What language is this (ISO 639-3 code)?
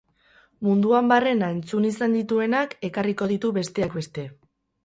eus